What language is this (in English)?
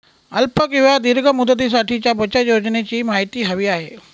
Marathi